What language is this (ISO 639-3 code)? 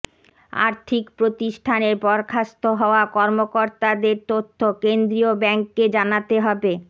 ben